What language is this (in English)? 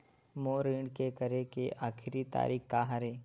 Chhattisgarhi